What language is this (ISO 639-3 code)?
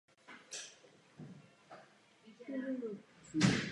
ces